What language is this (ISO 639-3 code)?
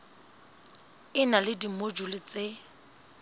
sot